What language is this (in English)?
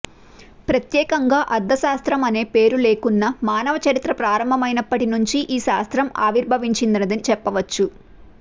Telugu